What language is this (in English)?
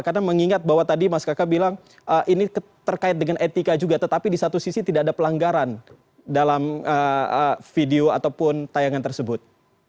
Indonesian